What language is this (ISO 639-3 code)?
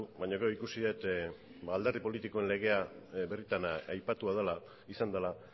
eus